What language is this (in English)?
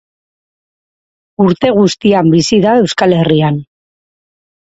Basque